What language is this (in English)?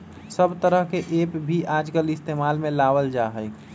Magahi